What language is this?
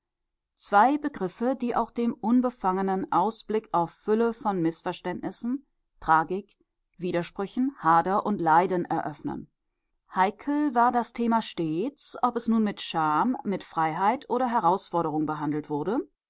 German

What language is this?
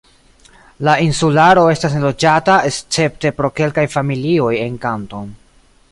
Esperanto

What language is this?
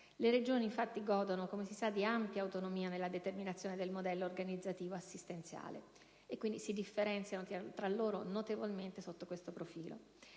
Italian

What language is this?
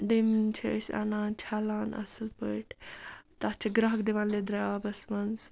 Kashmiri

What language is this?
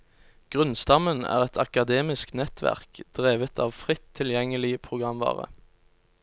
Norwegian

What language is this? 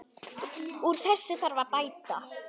Icelandic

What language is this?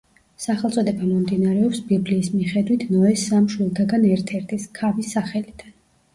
Georgian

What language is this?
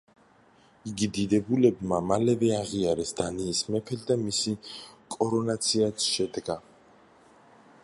Georgian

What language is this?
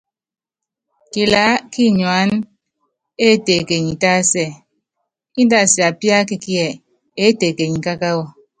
Yangben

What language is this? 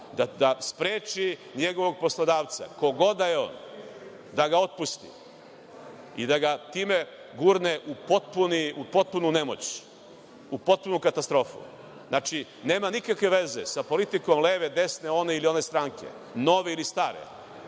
Serbian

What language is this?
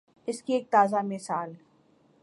Urdu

